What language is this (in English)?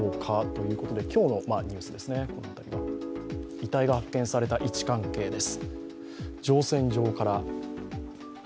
Japanese